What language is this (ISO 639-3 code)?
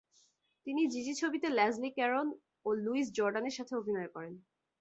ben